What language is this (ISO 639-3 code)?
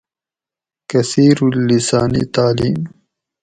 gwc